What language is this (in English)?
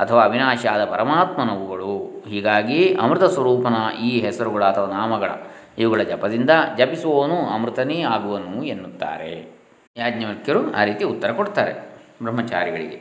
Kannada